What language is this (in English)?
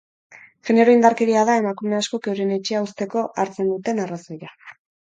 Basque